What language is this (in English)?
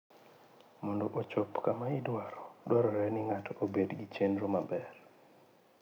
Luo (Kenya and Tanzania)